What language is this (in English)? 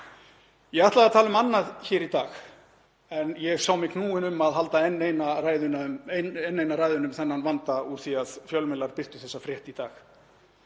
Icelandic